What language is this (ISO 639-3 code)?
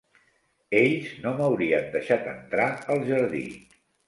cat